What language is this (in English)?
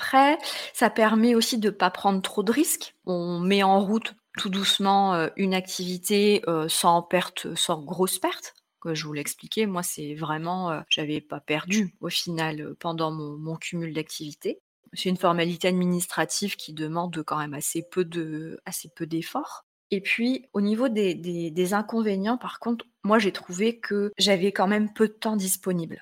French